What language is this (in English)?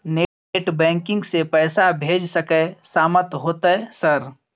Maithili